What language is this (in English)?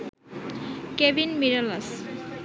Bangla